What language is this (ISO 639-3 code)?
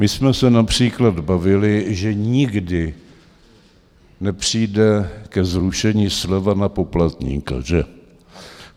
ces